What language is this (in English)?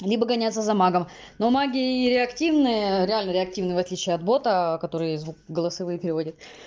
Russian